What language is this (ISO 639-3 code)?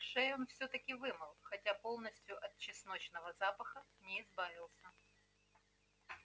rus